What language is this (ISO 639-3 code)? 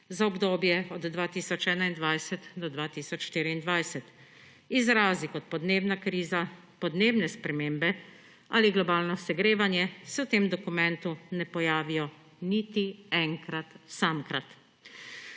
slv